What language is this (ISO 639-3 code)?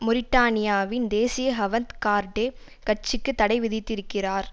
tam